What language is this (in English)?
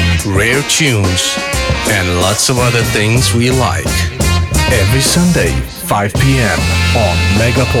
Russian